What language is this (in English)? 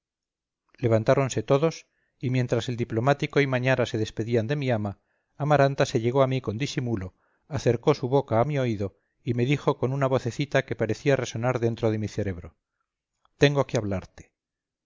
Spanish